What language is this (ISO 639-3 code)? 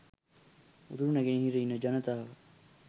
sin